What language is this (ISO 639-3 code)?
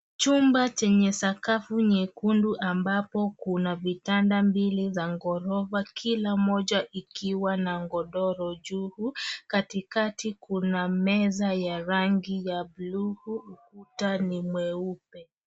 swa